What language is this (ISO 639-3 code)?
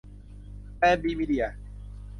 tha